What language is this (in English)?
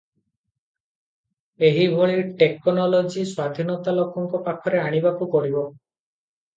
Odia